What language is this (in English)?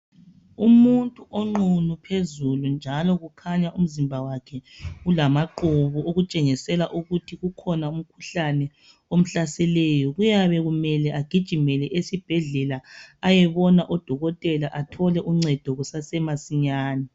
North Ndebele